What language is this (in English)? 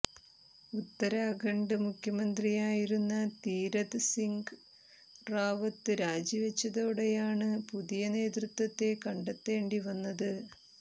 Malayalam